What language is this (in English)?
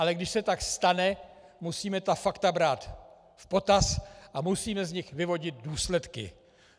Czech